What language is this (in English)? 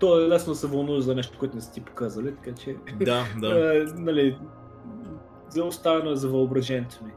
Bulgarian